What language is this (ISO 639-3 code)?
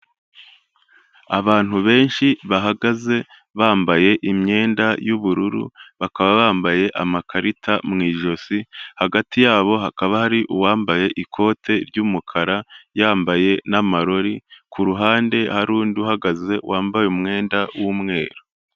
kin